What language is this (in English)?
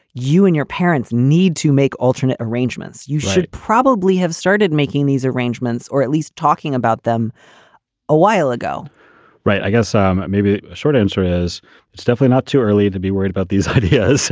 English